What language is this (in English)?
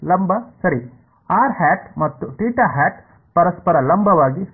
Kannada